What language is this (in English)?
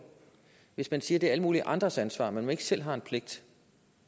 Danish